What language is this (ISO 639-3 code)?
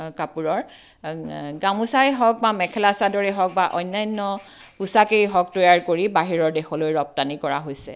asm